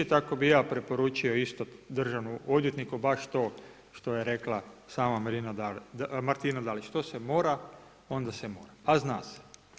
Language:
Croatian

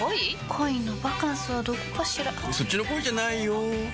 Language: Japanese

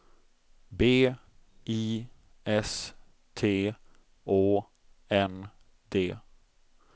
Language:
Swedish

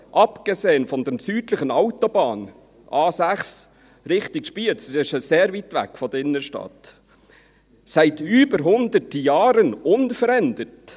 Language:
Swiss German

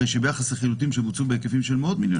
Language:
Hebrew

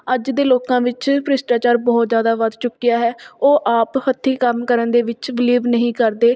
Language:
Punjabi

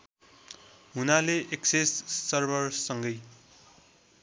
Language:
Nepali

